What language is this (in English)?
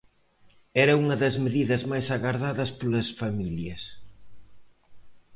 Galician